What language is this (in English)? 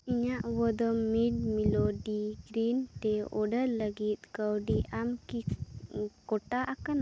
Santali